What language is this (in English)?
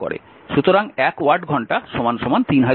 Bangla